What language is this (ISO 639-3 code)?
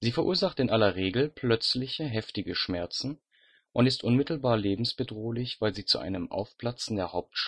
deu